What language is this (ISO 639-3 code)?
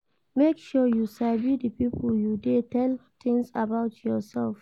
pcm